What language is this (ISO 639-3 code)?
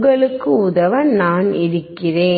tam